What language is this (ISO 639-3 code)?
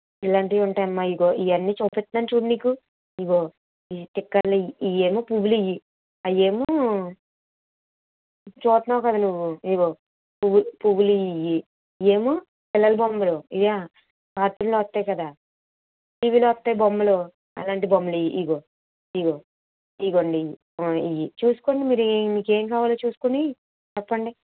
tel